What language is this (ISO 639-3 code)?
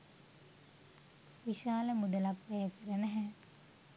sin